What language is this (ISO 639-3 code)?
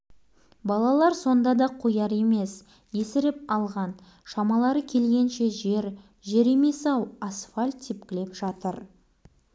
kaz